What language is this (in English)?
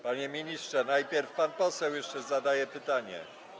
Polish